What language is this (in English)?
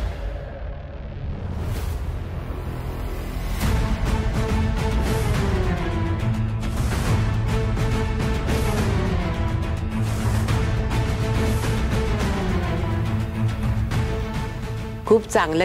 Marathi